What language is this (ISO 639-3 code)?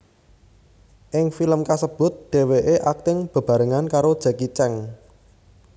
jav